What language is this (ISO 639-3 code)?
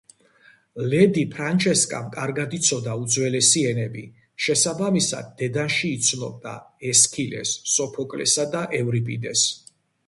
kat